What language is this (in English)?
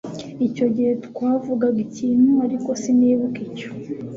Kinyarwanda